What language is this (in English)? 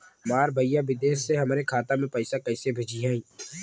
Bhojpuri